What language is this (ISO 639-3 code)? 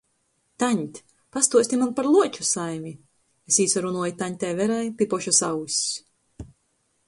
ltg